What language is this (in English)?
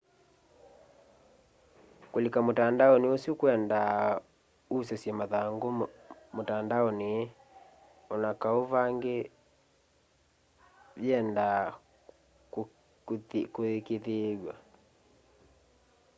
Kamba